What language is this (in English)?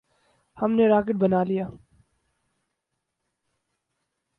Urdu